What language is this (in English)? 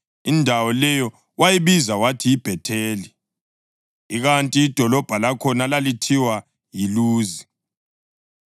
North Ndebele